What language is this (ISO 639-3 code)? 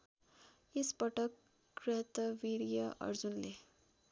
nep